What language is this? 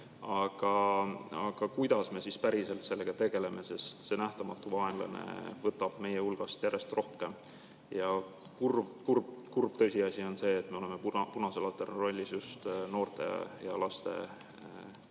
Estonian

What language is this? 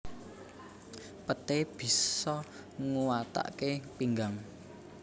Javanese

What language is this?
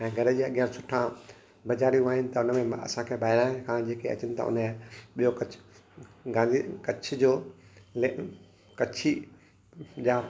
Sindhi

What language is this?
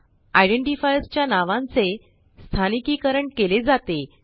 Marathi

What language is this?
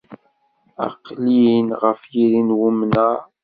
Kabyle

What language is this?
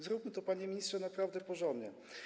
Polish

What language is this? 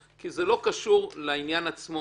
Hebrew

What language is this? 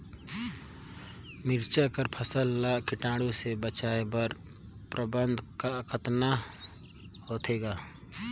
Chhattisgarhi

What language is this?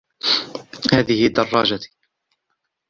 Arabic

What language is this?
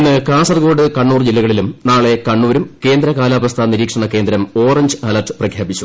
Malayalam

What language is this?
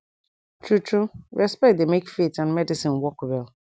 Nigerian Pidgin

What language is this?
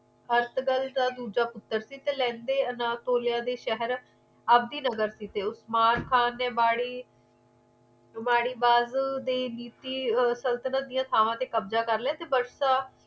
Punjabi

